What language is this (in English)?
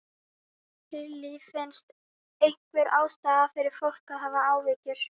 Icelandic